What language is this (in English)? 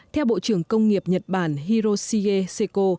Vietnamese